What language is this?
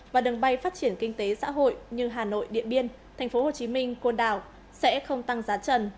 Vietnamese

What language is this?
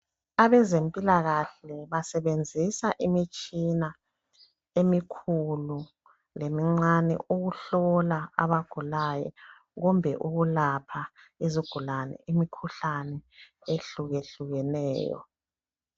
North Ndebele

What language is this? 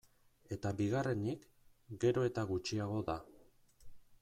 Basque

